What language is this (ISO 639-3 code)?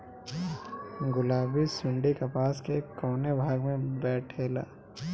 bho